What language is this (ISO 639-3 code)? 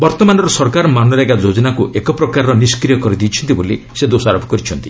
ori